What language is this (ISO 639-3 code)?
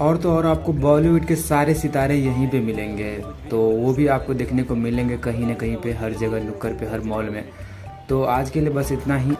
hin